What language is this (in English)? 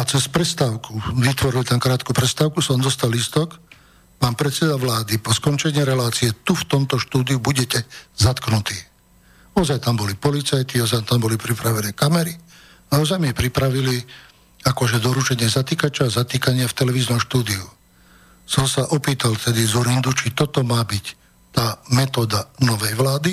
Slovak